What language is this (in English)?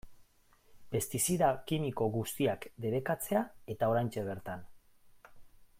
Basque